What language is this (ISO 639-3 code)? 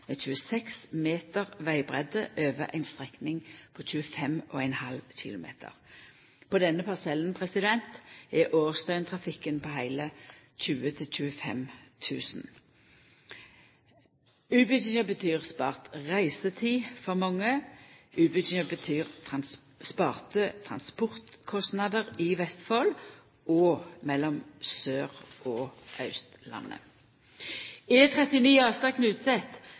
nno